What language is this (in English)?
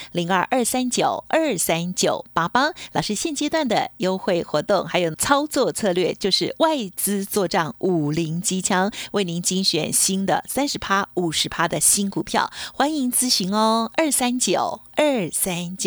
Chinese